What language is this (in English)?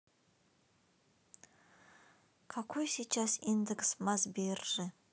Russian